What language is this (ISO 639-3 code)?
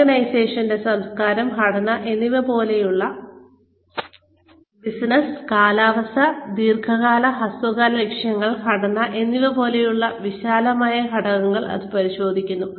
mal